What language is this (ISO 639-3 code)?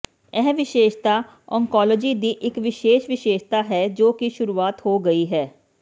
pan